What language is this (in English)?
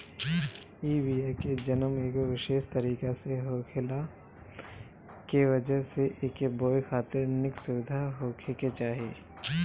Bhojpuri